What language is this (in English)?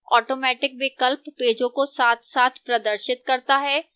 Hindi